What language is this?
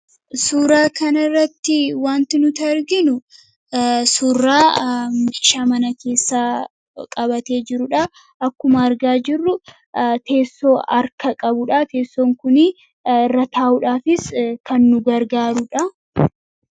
Oromo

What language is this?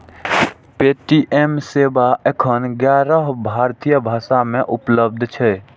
Maithili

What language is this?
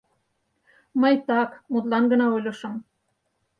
Mari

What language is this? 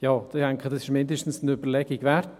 Swiss German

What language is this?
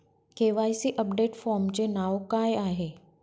Marathi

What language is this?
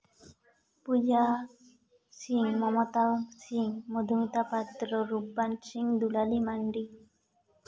Santali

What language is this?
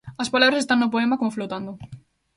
Galician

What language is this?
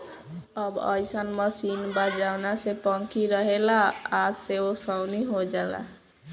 Bhojpuri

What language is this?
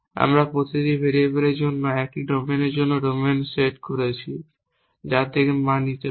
Bangla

